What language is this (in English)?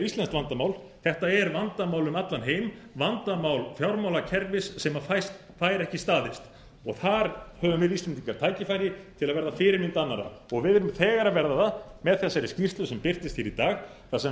Icelandic